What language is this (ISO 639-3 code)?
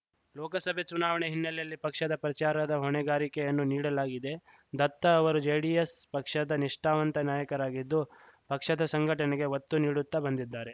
kan